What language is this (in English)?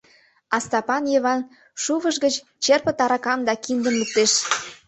Mari